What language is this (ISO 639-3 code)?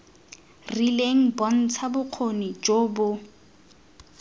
tsn